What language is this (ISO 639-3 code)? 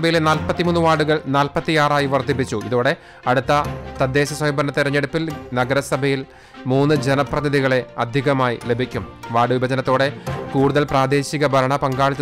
mal